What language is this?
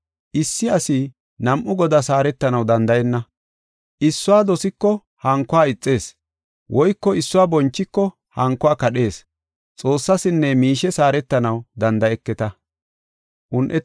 Gofa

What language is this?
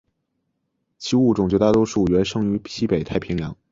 Chinese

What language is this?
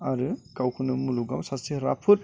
Bodo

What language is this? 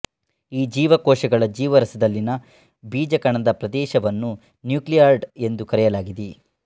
Kannada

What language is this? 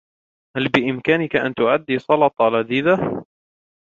Arabic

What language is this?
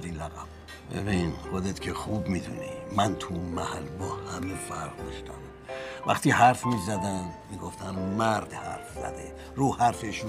Persian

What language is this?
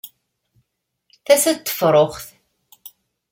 Kabyle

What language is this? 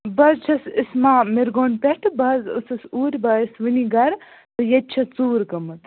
Kashmiri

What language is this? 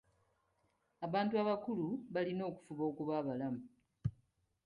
Ganda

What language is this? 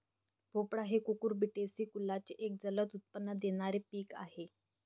Marathi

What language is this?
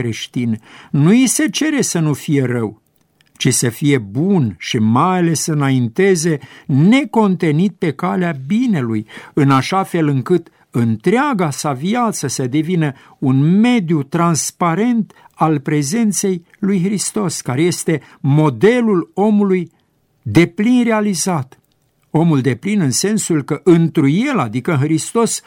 Romanian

